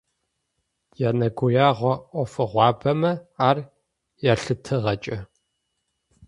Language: Adyghe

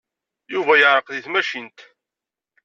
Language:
Kabyle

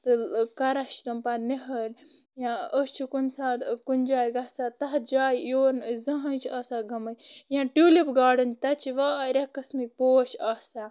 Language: Kashmiri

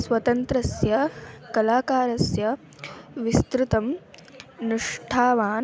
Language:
Sanskrit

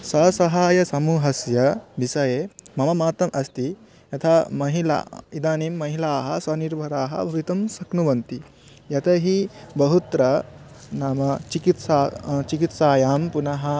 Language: Sanskrit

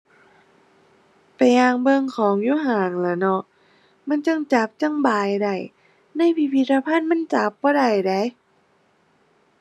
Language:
Thai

